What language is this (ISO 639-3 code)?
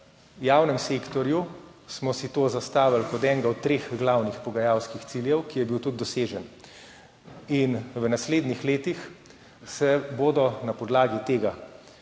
slv